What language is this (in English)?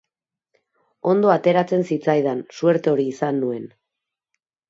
Basque